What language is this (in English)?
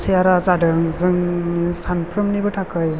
Bodo